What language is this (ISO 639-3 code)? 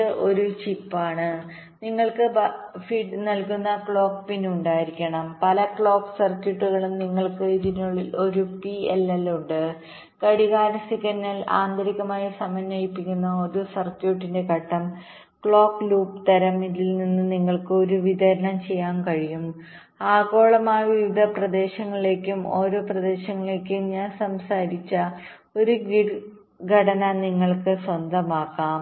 mal